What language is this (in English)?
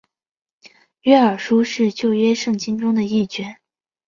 Chinese